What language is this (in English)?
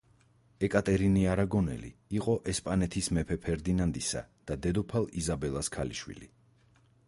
Georgian